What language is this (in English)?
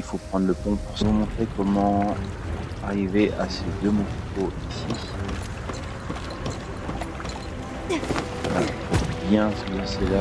French